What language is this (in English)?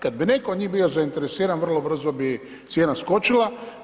Croatian